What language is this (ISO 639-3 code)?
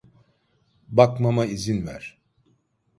tur